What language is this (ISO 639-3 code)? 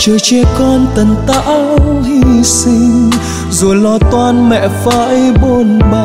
vie